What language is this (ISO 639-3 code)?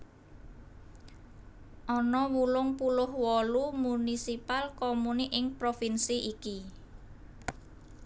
jav